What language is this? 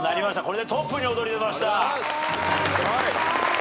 Japanese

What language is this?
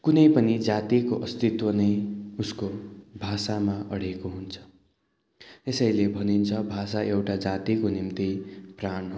Nepali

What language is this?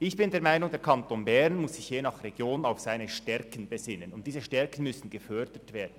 Swiss German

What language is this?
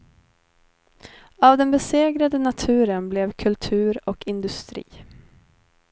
Swedish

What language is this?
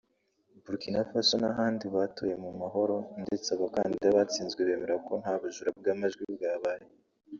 Kinyarwanda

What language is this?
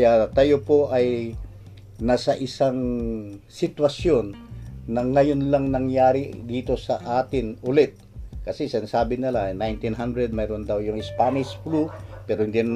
Filipino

